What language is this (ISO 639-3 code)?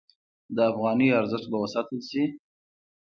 pus